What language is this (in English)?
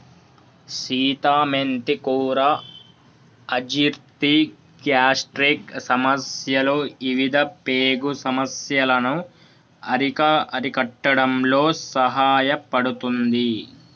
Telugu